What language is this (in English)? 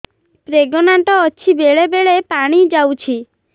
Odia